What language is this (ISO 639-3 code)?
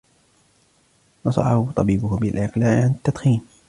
ara